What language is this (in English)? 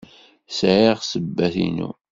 Kabyle